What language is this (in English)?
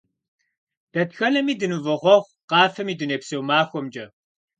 Kabardian